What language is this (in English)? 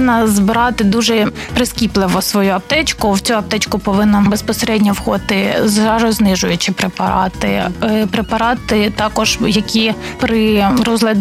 Ukrainian